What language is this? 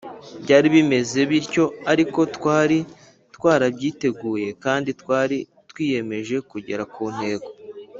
Kinyarwanda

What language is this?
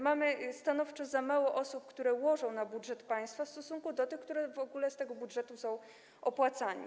Polish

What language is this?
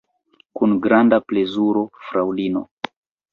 Esperanto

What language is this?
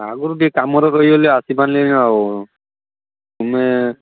Odia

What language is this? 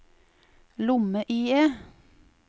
Norwegian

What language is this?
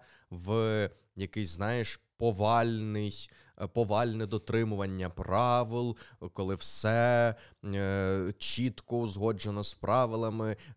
Ukrainian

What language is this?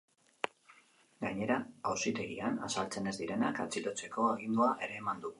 Basque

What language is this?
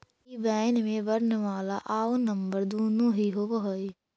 Magahi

